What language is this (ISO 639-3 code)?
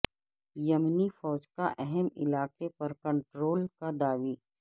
urd